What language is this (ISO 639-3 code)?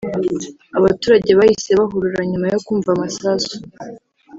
kin